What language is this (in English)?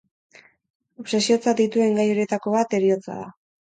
Basque